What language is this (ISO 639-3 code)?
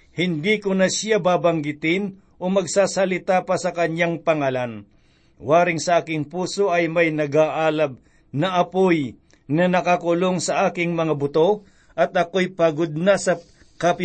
fil